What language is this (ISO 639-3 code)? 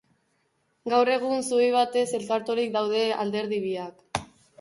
eus